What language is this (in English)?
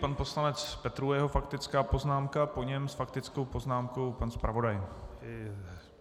Czech